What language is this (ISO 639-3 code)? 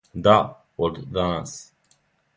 srp